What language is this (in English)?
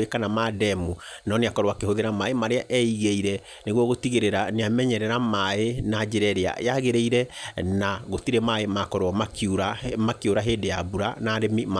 Kikuyu